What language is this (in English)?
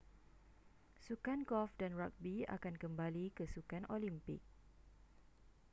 Malay